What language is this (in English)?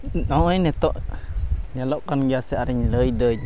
Santali